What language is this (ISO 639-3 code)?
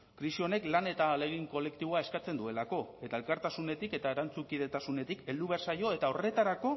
eus